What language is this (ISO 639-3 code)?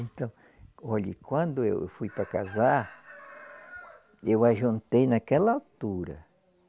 por